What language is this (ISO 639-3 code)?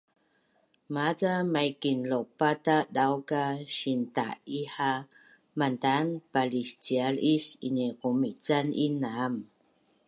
bnn